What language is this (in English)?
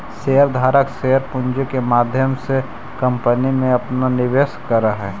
Magahi